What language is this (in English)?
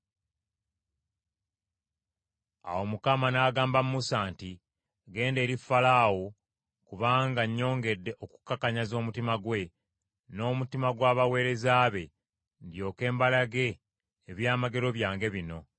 Ganda